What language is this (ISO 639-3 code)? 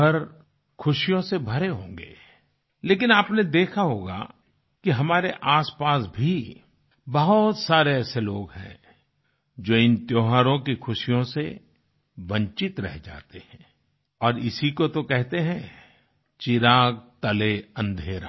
hin